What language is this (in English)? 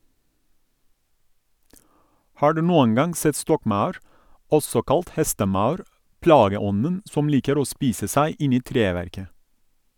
Norwegian